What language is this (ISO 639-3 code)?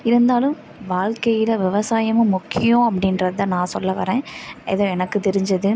tam